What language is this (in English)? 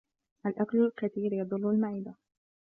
Arabic